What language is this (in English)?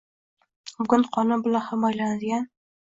Uzbek